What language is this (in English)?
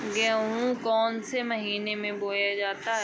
Hindi